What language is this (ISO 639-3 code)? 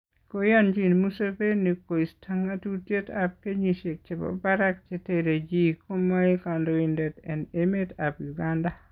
kln